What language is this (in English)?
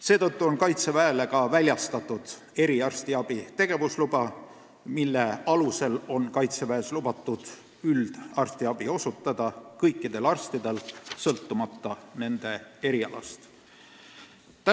Estonian